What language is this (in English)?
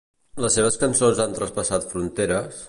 Catalan